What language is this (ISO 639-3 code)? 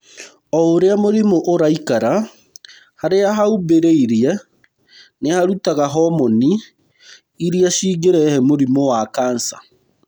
kik